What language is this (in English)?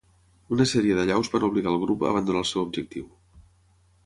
Catalan